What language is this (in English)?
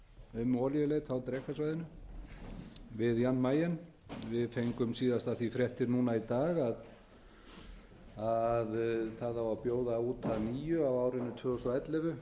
Icelandic